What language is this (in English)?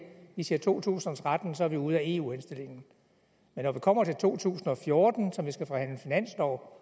Danish